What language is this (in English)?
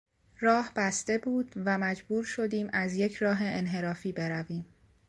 Persian